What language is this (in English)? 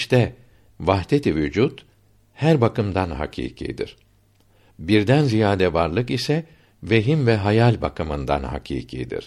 Turkish